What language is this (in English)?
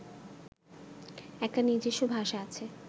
Bangla